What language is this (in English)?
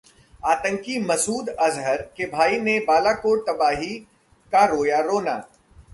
Hindi